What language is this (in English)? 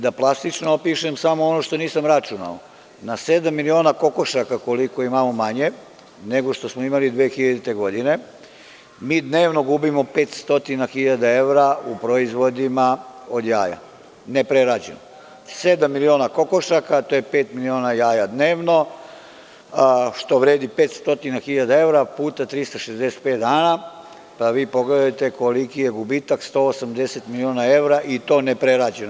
Serbian